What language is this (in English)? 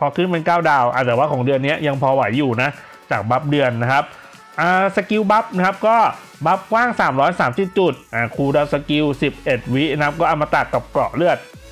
Thai